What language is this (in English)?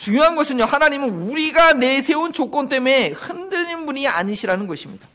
Korean